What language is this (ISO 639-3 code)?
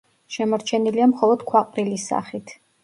kat